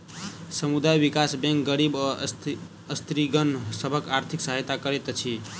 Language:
Maithili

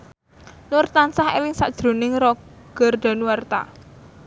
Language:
Javanese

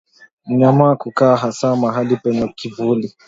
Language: Swahili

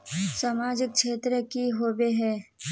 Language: Magahi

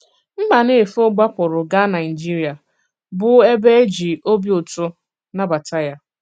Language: Igbo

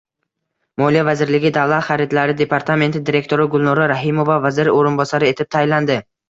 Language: Uzbek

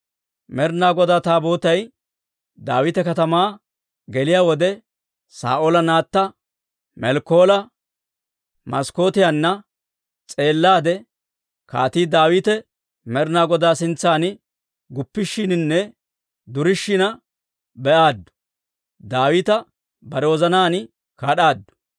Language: Dawro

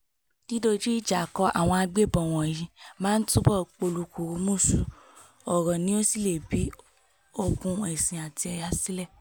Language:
Yoruba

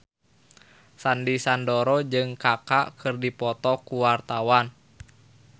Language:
Sundanese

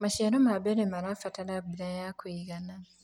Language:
Kikuyu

